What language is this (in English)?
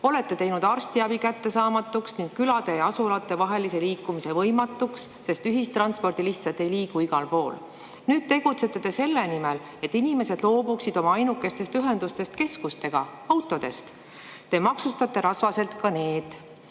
Estonian